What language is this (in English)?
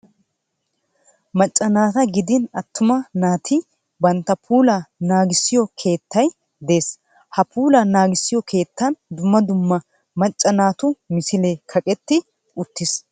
Wolaytta